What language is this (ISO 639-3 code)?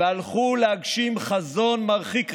heb